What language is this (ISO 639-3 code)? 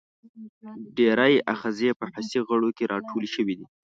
pus